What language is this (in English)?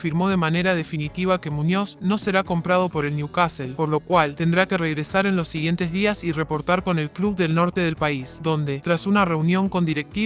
Spanish